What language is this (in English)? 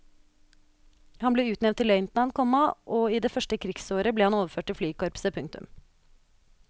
Norwegian